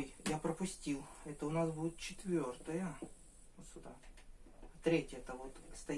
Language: Russian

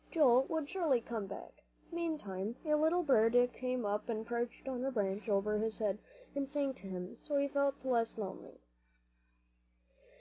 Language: English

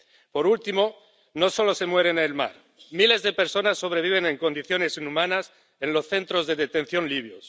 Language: Spanish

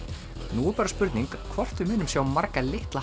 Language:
Icelandic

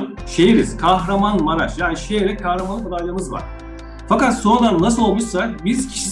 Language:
Turkish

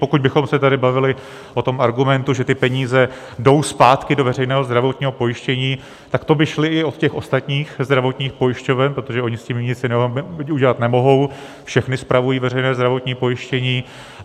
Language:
Czech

